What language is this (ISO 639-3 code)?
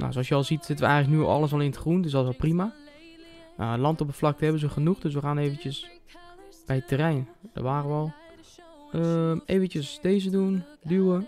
nld